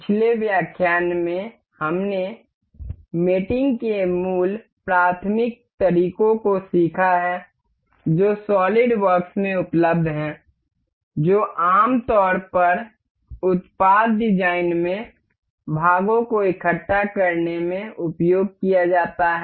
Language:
Hindi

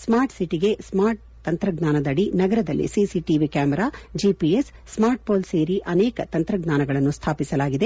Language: Kannada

